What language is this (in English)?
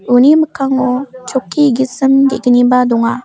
Garo